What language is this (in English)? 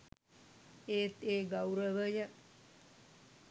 Sinhala